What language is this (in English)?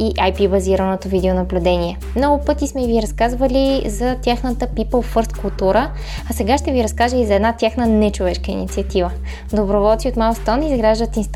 Bulgarian